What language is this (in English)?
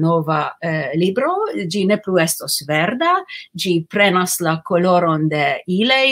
Romanian